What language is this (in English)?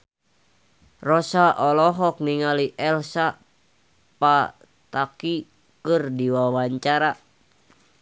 Sundanese